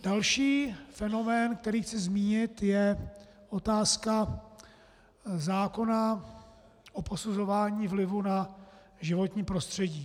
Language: Czech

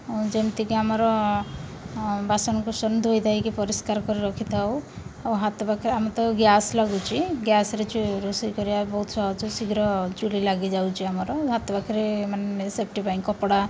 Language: Odia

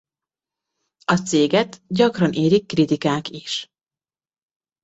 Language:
Hungarian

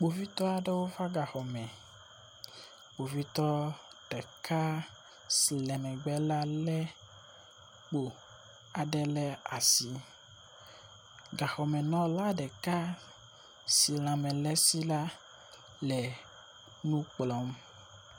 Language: Ewe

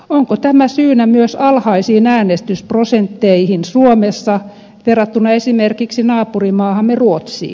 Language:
Finnish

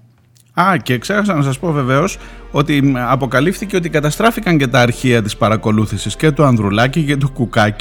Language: Greek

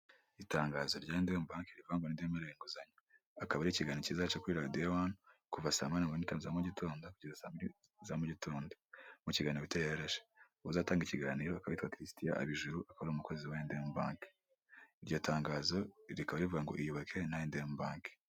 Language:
Kinyarwanda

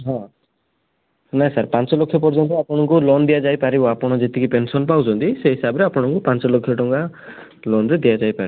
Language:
Odia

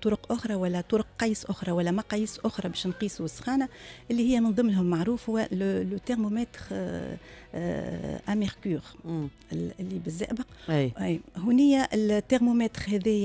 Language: Arabic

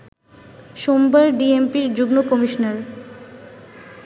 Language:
Bangla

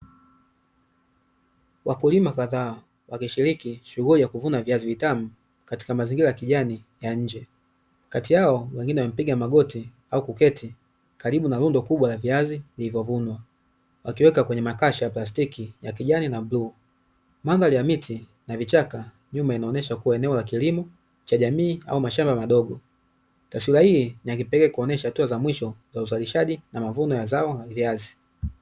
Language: Swahili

